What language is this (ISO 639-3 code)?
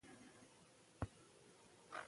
pus